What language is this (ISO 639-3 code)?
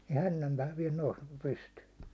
fin